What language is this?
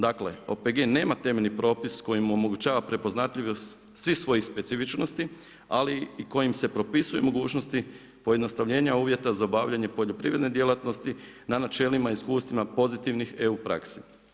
Croatian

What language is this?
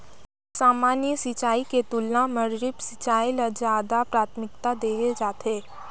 Chhattisgarhi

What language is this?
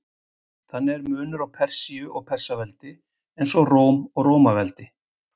Icelandic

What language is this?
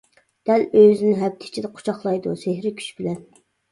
Uyghur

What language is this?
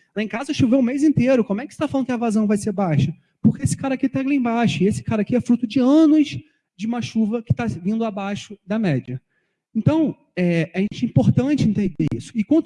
Portuguese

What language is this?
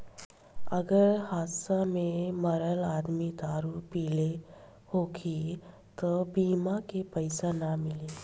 Bhojpuri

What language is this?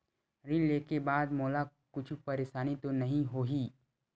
Chhattisgarhi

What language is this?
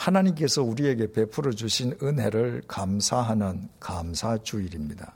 Korean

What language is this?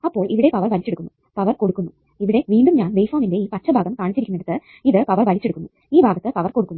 Malayalam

